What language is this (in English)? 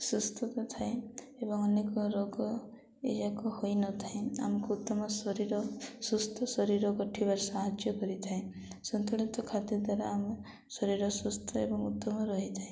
Odia